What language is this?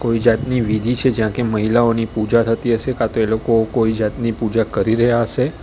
Gujarati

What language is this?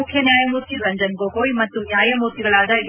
Kannada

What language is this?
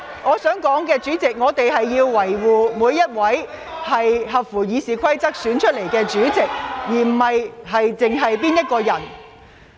Cantonese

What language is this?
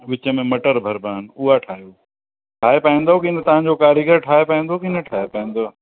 Sindhi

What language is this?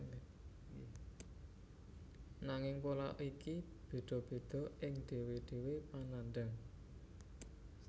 Javanese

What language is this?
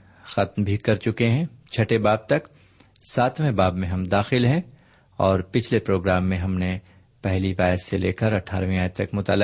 Urdu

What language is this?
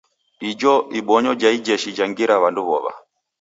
Taita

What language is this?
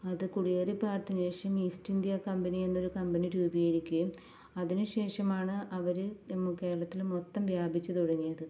Malayalam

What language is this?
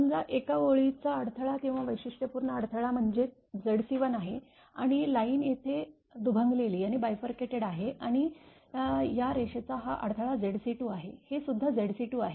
Marathi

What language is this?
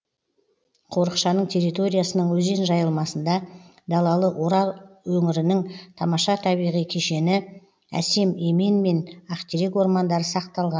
Kazakh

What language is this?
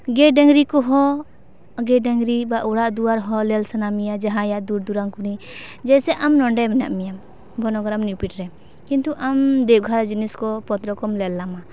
Santali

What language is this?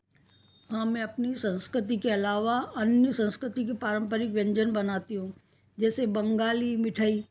Hindi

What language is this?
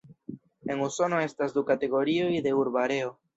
Esperanto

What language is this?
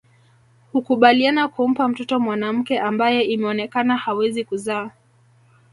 Swahili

